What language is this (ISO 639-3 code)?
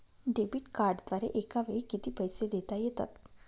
mar